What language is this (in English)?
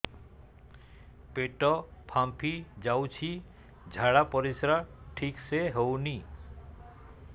Odia